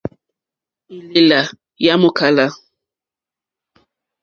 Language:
Mokpwe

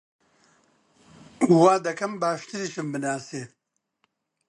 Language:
Central Kurdish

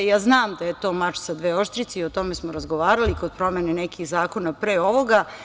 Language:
Serbian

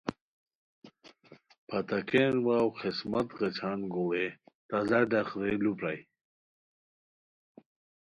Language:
Khowar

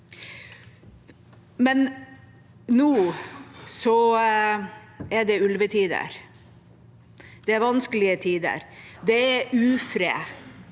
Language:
Norwegian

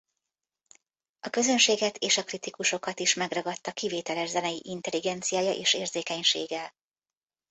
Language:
Hungarian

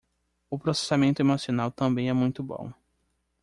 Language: Portuguese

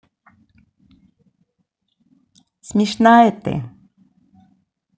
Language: Russian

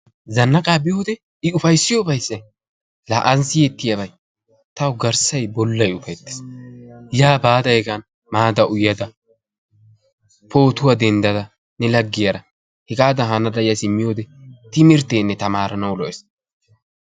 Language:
Wolaytta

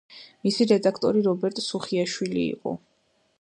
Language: Georgian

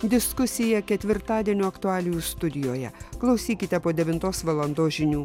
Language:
Lithuanian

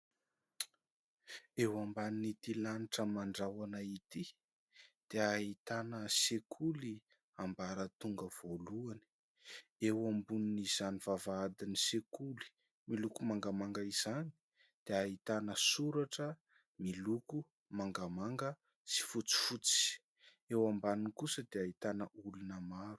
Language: Malagasy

